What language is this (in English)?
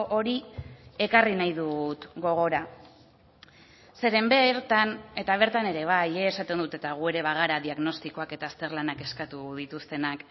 Basque